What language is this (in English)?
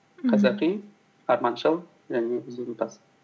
Kazakh